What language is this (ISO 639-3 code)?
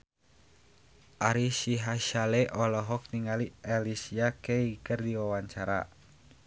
sun